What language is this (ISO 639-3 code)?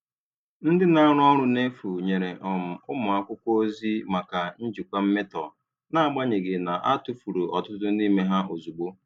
ibo